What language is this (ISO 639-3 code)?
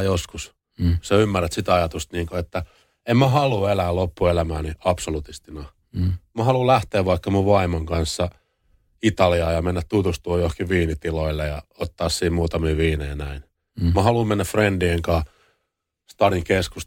fin